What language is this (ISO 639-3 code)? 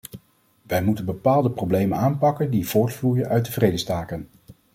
nld